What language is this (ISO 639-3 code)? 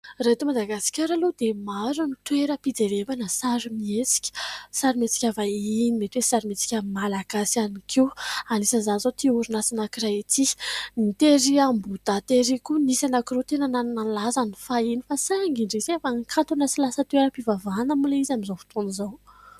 mlg